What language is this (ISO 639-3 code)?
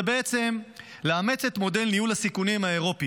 heb